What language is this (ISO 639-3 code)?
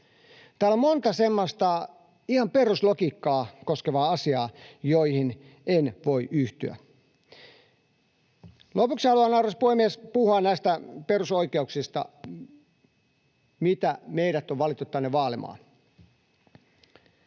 fin